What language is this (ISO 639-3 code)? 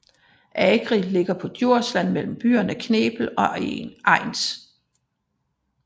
dan